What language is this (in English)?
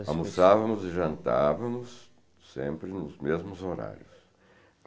Portuguese